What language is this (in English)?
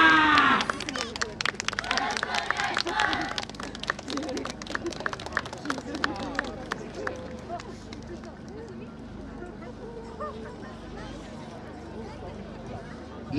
Japanese